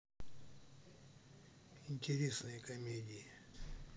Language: Russian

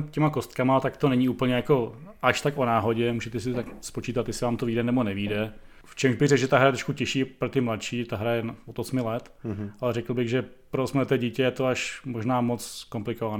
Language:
Czech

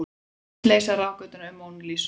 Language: Icelandic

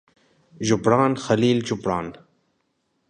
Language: Arabic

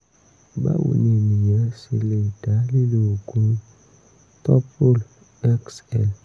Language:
Yoruba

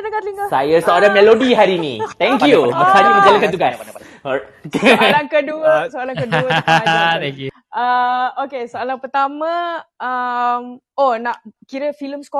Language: Malay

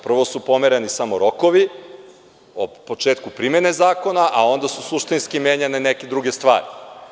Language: Serbian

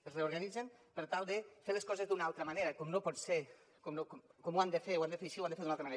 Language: Catalan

